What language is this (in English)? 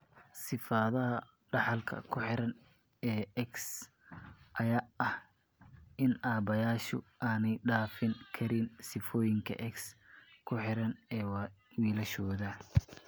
Somali